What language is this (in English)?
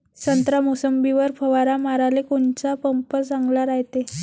Marathi